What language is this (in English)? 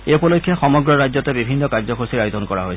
Assamese